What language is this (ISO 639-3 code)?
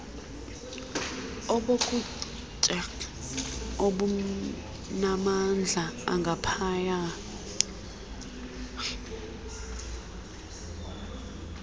xho